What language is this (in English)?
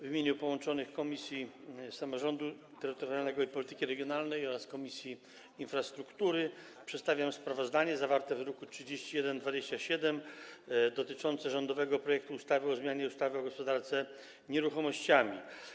Polish